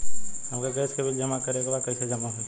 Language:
Bhojpuri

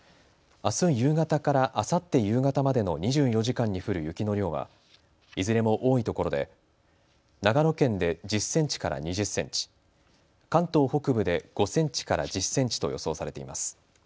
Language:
Japanese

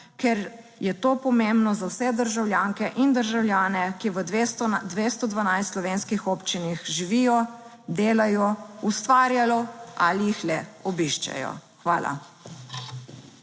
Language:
Slovenian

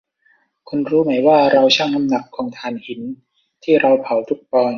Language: Thai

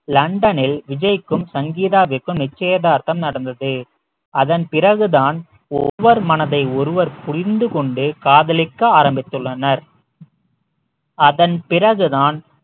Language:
Tamil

